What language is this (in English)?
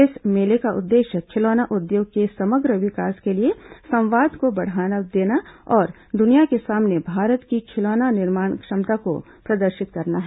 Hindi